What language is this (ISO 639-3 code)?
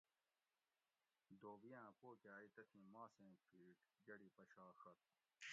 gwc